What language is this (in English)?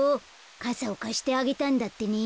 Japanese